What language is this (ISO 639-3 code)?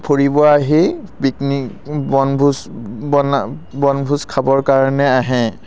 asm